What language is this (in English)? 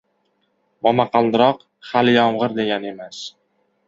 Uzbek